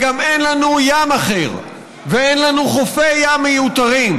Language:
Hebrew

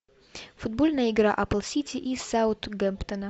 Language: Russian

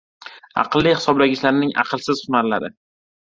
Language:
Uzbek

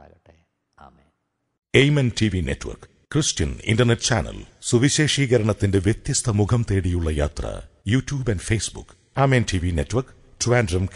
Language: Malayalam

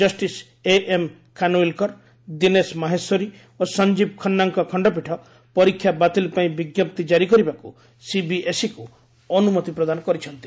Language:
Odia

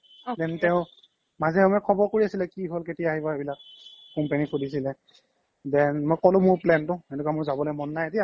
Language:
Assamese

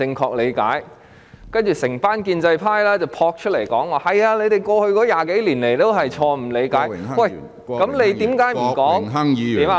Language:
Cantonese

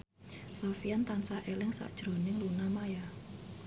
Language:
Javanese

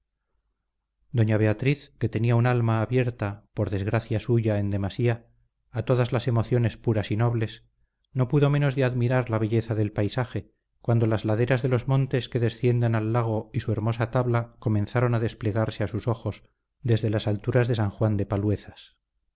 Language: Spanish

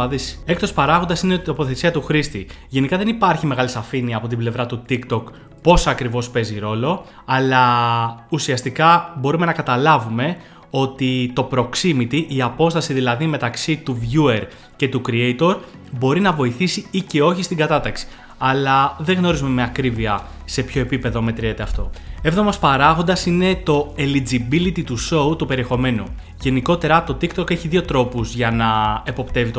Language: Greek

